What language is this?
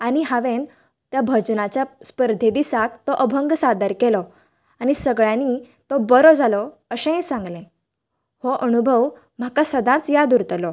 Konkani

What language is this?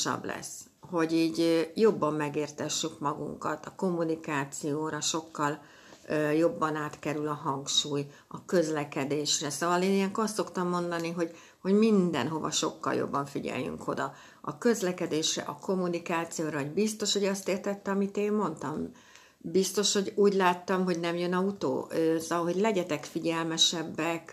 Hungarian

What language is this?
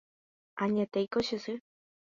Guarani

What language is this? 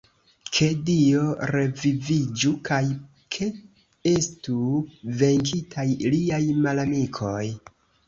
Esperanto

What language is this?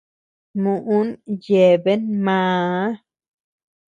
Tepeuxila Cuicatec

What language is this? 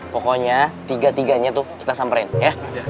Indonesian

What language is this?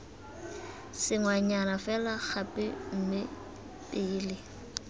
Tswana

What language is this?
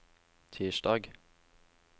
Norwegian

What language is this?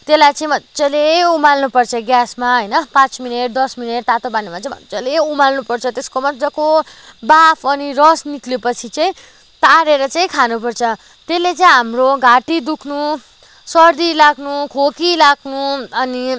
Nepali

